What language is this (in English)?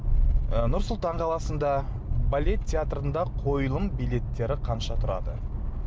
Kazakh